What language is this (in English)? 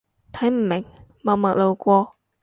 Cantonese